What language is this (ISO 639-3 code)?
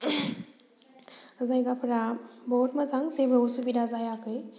brx